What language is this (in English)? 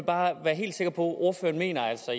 Danish